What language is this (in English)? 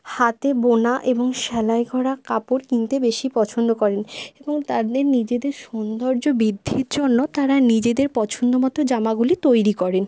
Bangla